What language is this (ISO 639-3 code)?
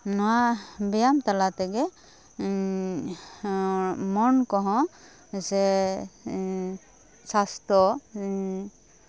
sat